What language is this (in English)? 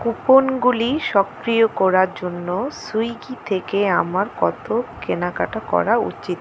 Bangla